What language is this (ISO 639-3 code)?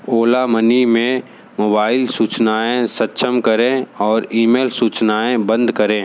hin